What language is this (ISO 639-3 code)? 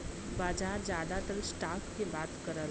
bho